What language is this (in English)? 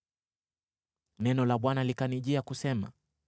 Swahili